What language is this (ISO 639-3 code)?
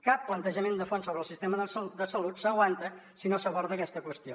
cat